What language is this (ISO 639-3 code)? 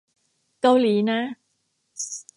tha